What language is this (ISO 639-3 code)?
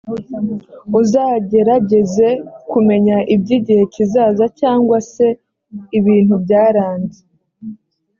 kin